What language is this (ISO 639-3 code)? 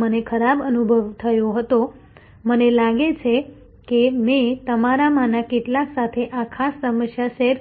guj